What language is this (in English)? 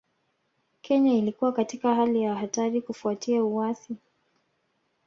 Swahili